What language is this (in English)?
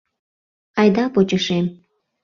Mari